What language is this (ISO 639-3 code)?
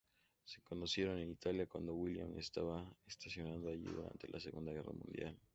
spa